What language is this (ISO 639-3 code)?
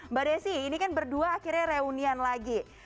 ind